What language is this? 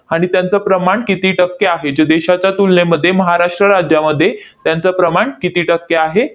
Marathi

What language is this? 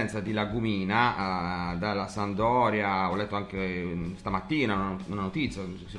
Italian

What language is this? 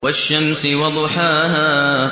Arabic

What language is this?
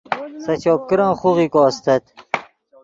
Yidgha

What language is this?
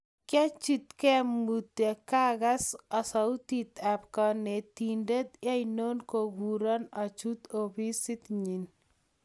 Kalenjin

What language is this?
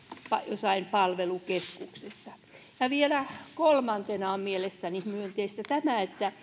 Finnish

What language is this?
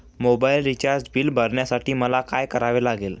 Marathi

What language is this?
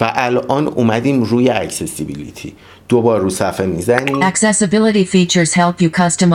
Persian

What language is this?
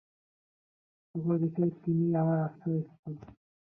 Bangla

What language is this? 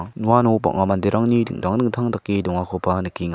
Garo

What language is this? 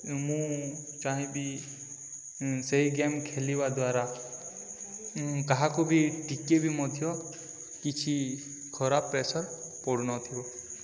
Odia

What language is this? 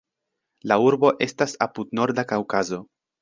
Esperanto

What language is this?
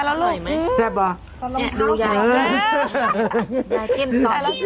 Thai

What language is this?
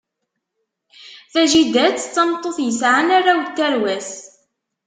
Kabyle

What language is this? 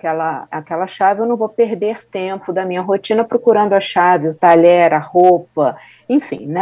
Portuguese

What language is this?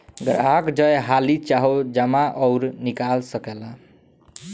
Bhojpuri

